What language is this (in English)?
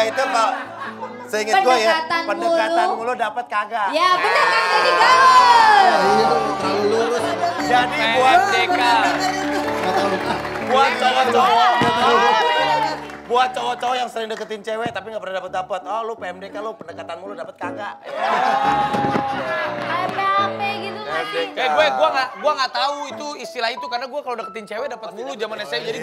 Indonesian